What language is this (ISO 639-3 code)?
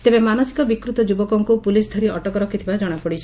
ori